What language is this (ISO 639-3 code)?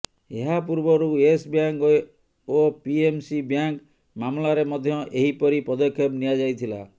ori